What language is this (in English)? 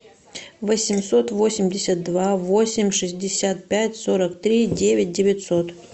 Russian